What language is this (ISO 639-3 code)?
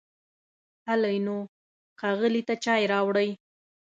pus